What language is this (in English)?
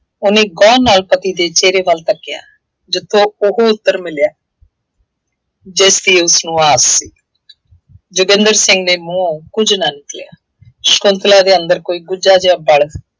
Punjabi